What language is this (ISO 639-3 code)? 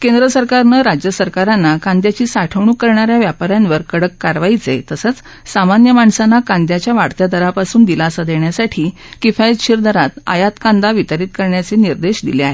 mar